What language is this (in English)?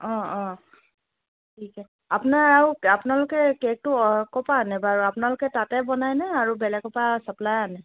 Assamese